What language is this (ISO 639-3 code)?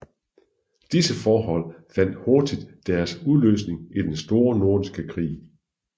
dan